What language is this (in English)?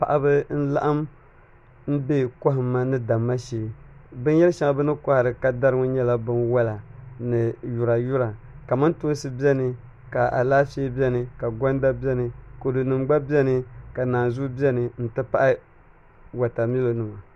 Dagbani